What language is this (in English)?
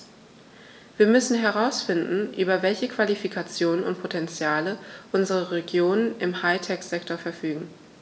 German